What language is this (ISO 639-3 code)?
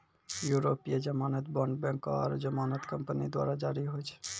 mai